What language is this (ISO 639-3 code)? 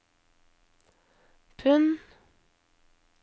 nor